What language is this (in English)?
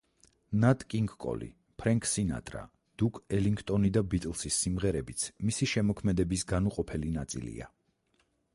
Georgian